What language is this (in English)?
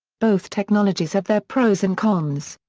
English